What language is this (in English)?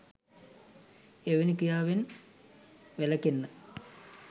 Sinhala